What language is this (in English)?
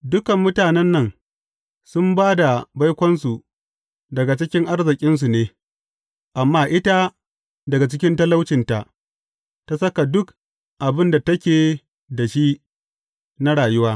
Hausa